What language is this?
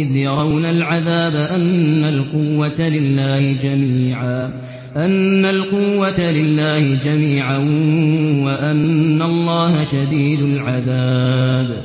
Arabic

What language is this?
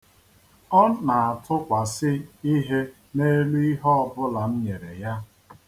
Igbo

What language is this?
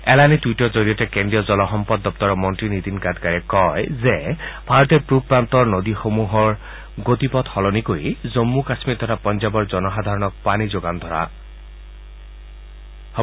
Assamese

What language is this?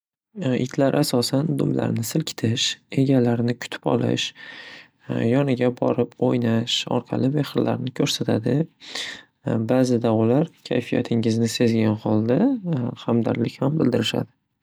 Uzbek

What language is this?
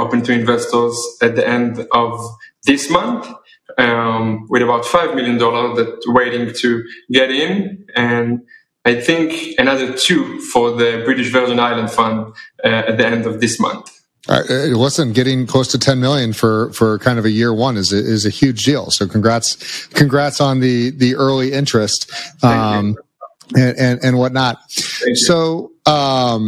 English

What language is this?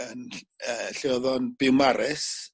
Welsh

